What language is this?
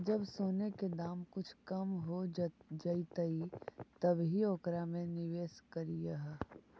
Magahi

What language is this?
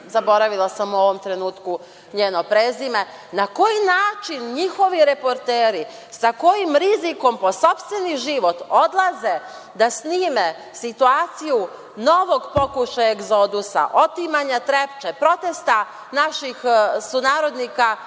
Serbian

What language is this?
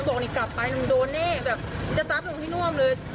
Thai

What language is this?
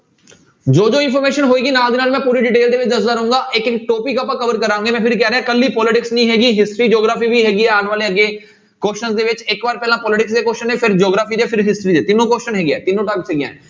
Punjabi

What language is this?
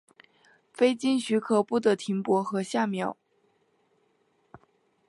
Chinese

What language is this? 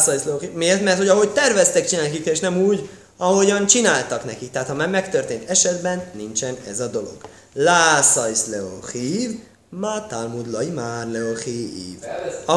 Hungarian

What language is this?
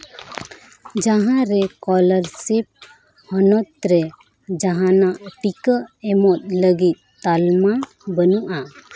Santali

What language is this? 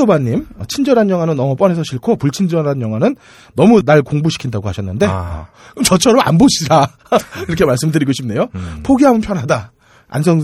Korean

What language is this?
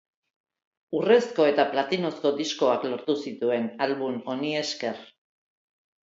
Basque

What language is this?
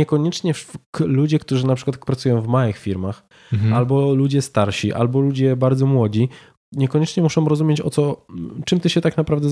Polish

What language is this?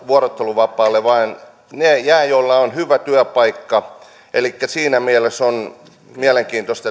Finnish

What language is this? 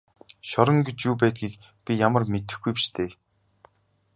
Mongolian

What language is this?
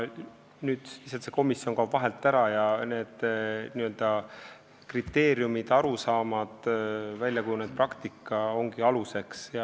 Estonian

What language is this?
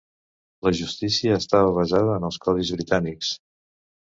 Catalan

